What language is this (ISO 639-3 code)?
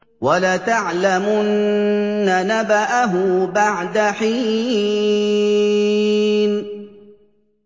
ara